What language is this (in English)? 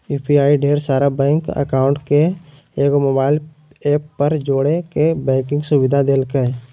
Magahi